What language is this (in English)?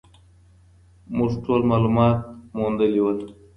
Pashto